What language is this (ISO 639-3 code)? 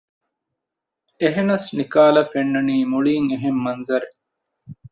div